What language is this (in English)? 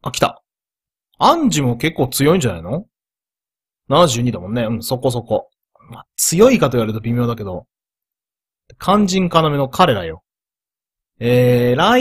Japanese